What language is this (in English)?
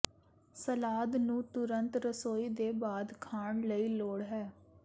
Punjabi